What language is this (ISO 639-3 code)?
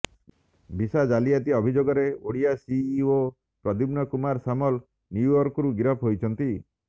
ori